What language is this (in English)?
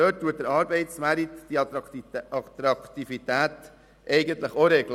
Swiss German